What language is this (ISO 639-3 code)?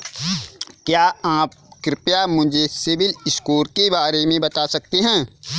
hin